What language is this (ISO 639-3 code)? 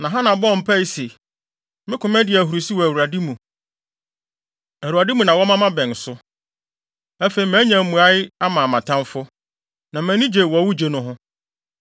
aka